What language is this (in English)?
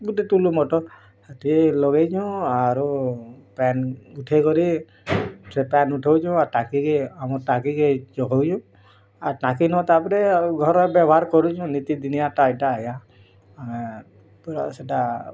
Odia